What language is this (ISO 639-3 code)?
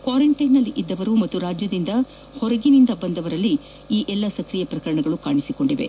kan